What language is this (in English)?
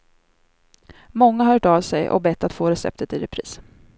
Swedish